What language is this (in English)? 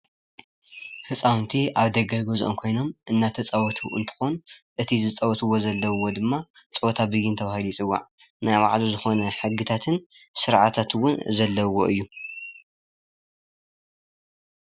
Tigrinya